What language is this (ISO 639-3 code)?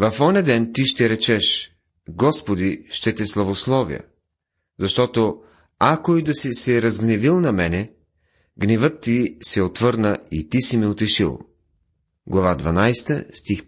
bul